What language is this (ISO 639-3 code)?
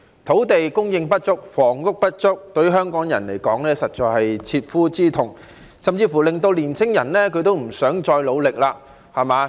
yue